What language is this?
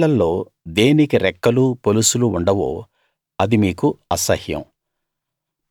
Telugu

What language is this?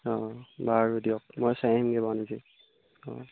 Assamese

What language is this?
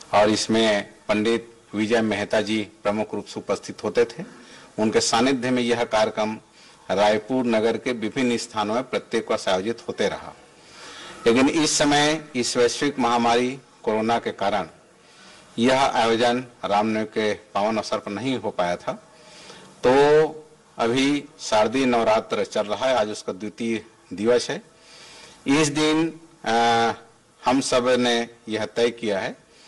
Hindi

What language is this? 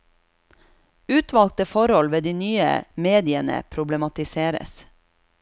Norwegian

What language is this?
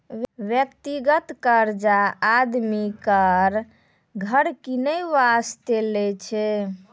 Maithili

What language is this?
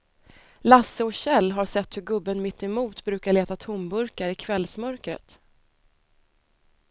Swedish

